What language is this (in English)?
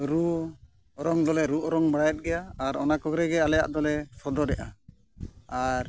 Santali